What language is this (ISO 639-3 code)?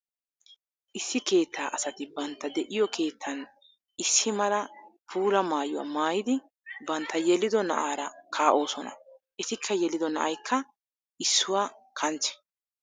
wal